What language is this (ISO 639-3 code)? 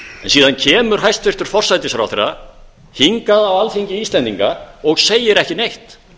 isl